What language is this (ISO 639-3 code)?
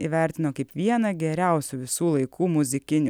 lit